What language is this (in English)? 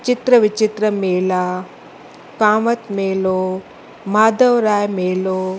Sindhi